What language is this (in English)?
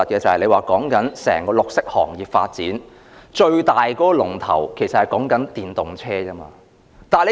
Cantonese